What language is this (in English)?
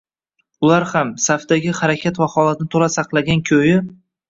Uzbek